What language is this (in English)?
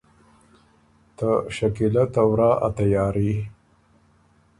Ormuri